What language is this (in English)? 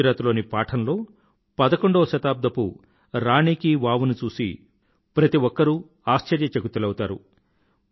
Telugu